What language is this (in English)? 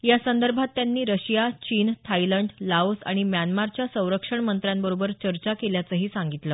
Marathi